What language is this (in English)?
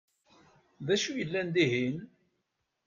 Kabyle